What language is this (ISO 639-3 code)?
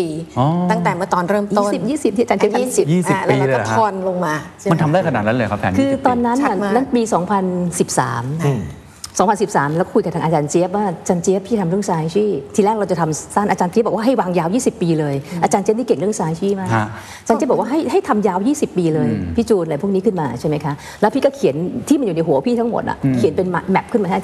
tha